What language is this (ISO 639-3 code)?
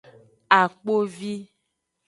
ajg